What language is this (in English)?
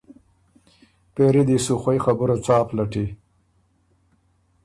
Ormuri